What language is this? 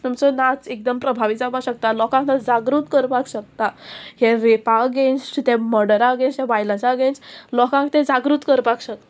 Konkani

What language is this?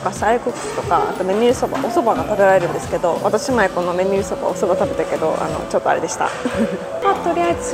Japanese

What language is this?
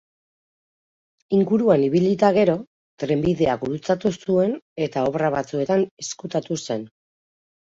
Basque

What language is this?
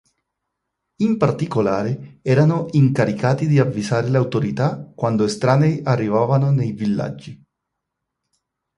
Italian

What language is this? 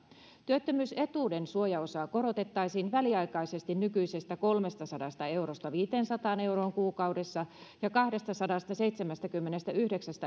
Finnish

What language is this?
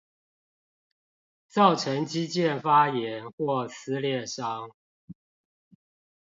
Chinese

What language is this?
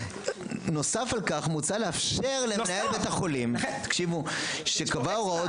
Hebrew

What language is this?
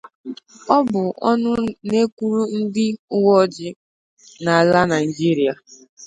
Igbo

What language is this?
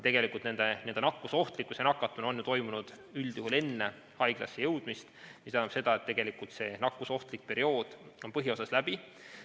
Estonian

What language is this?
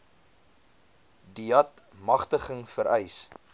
Afrikaans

